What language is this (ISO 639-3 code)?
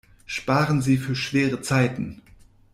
deu